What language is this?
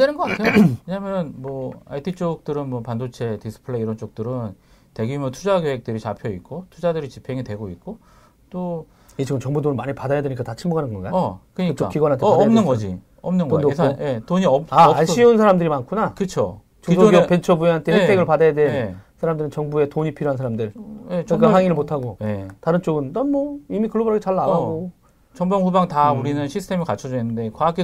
Korean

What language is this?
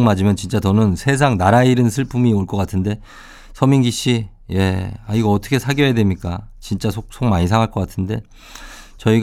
Korean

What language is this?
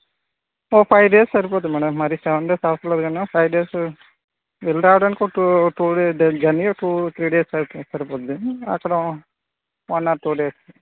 Telugu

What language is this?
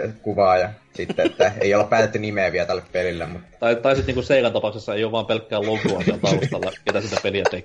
Finnish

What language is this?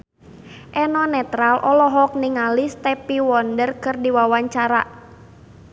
Sundanese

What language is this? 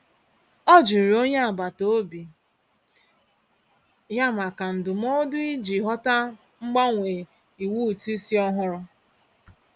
Igbo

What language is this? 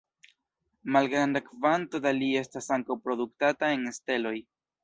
Esperanto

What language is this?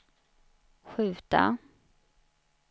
Swedish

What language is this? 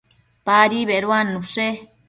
Matsés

